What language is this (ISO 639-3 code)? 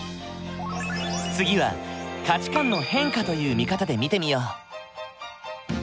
jpn